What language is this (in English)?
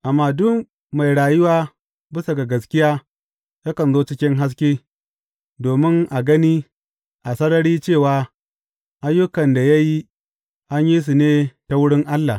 Hausa